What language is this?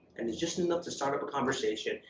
English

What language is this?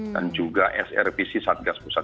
Indonesian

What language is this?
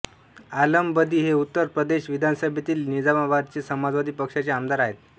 Marathi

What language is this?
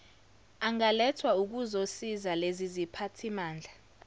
Zulu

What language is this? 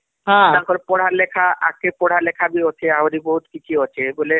Odia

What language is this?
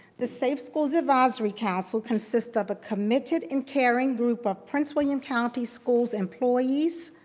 English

